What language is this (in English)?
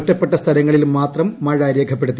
Malayalam